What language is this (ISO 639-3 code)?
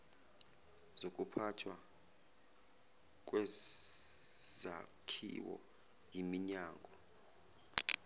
zul